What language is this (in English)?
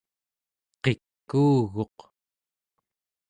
Central Yupik